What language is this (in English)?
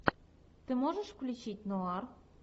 Russian